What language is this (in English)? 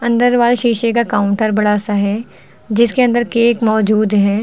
Hindi